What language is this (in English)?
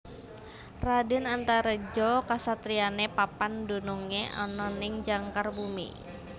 Javanese